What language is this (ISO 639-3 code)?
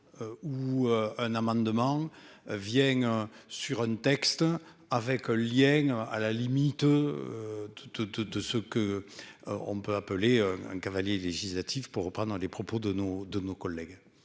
fra